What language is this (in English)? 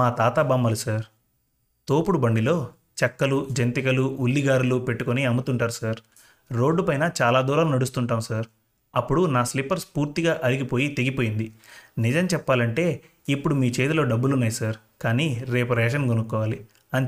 Telugu